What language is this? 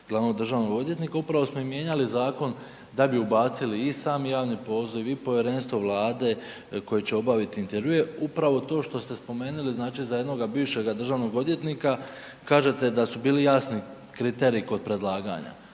Croatian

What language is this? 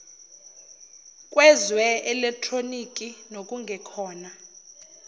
Zulu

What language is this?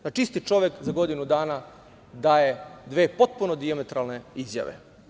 Serbian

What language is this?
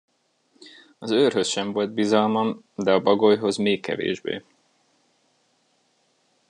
Hungarian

